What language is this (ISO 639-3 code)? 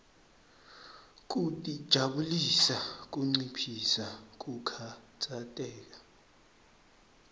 ssw